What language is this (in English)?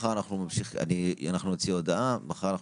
Hebrew